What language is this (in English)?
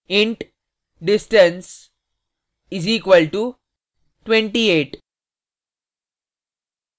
Hindi